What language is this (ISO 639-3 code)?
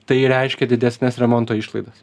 lit